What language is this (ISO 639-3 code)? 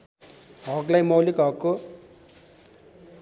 nep